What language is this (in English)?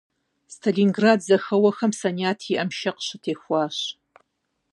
Kabardian